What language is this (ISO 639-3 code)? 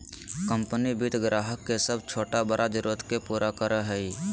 mag